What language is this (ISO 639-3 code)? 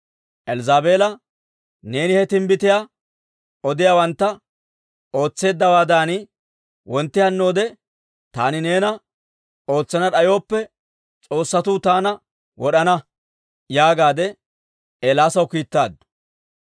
dwr